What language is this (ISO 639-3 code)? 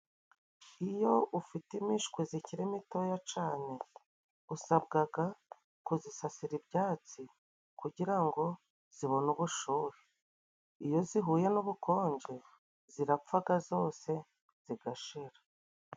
kin